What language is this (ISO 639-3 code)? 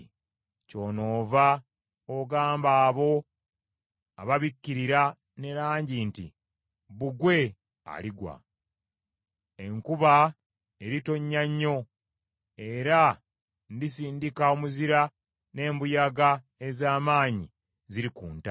lug